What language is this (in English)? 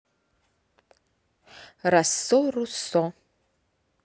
Russian